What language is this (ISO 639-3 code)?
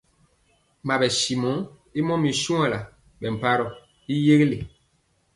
mcx